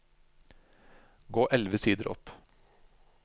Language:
Norwegian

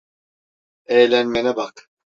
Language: Turkish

